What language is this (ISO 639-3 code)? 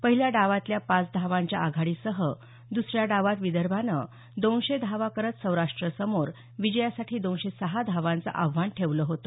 mar